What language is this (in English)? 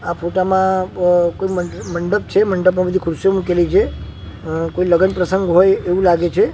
Gujarati